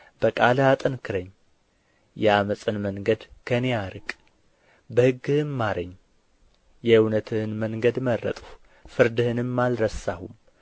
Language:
Amharic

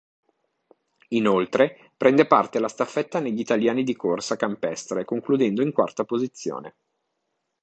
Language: Italian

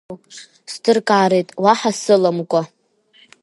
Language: Abkhazian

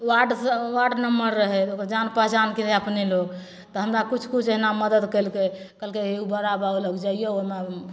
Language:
Maithili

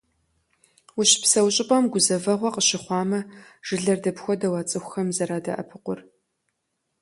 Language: Kabardian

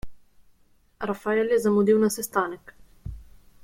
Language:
Slovenian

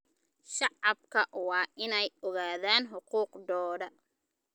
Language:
Somali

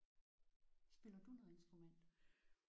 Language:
Danish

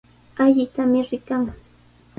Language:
Sihuas Ancash Quechua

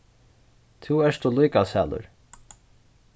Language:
Faroese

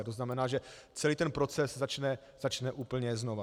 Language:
Czech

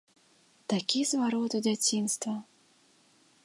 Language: Belarusian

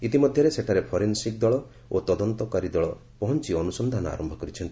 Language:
Odia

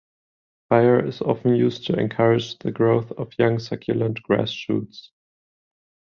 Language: English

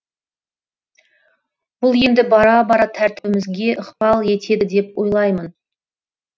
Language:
Kazakh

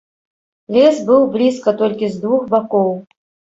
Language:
Belarusian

